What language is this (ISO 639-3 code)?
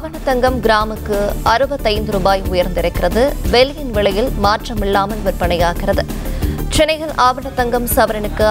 pol